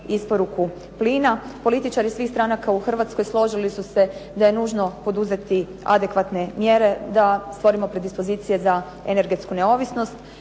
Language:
Croatian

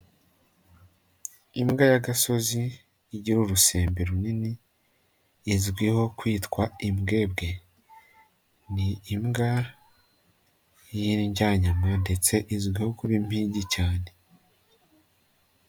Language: Kinyarwanda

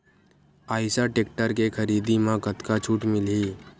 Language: Chhattisgarhi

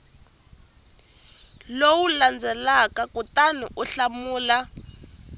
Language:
Tsonga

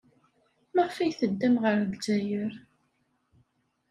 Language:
Kabyle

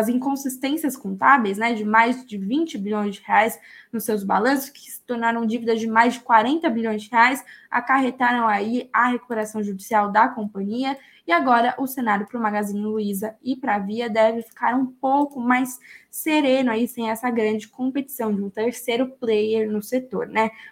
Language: Portuguese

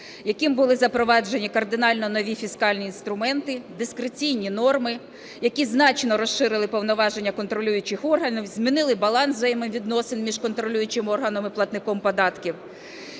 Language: Ukrainian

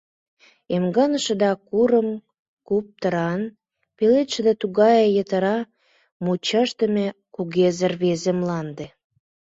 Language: Mari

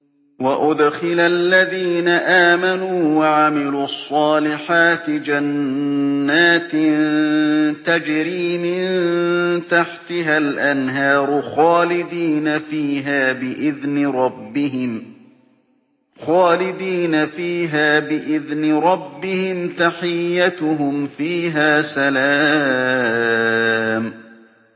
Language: Arabic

